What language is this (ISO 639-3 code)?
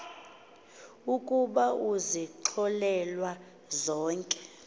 xho